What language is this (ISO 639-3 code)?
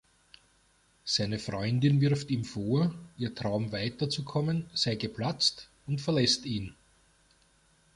deu